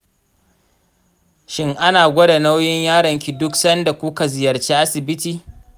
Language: Hausa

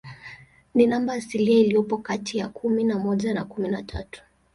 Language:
Swahili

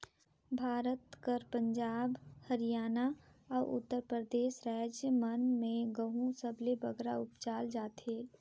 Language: Chhattisgarhi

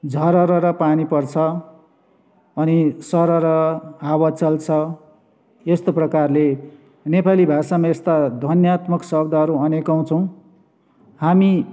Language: Nepali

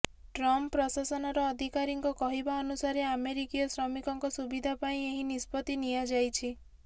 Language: Odia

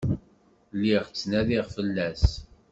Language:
Kabyle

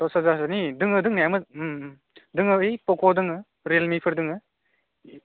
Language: Bodo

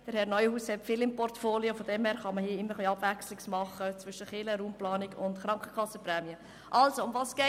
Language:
Swiss German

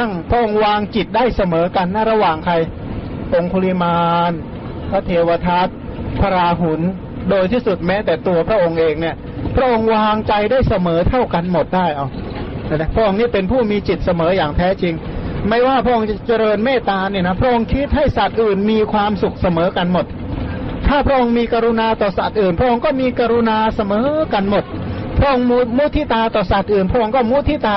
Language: Thai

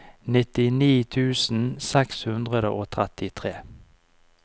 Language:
Norwegian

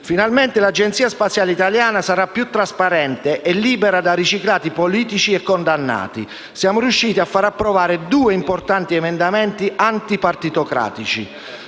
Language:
Italian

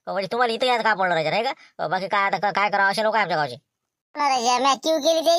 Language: Marathi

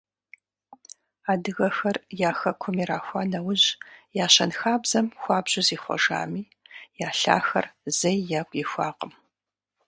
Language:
Kabardian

